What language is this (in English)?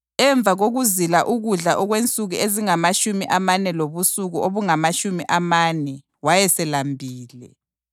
North Ndebele